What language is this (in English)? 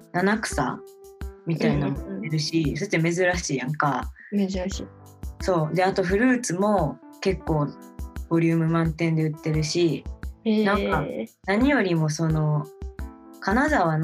Japanese